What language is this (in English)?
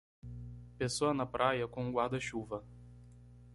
Portuguese